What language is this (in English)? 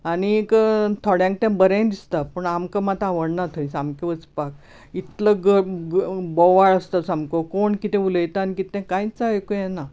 Konkani